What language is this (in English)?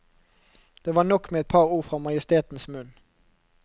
Norwegian